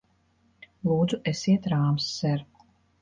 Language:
Latvian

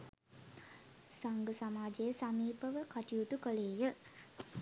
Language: Sinhala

